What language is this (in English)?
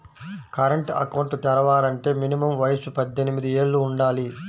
Telugu